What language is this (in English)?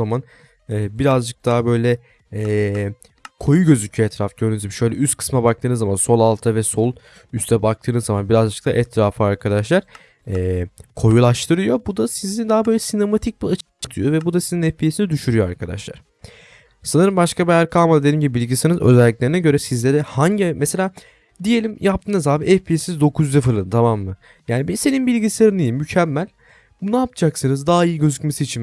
Turkish